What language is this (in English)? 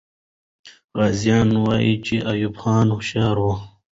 Pashto